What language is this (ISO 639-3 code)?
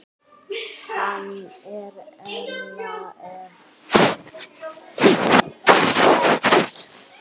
isl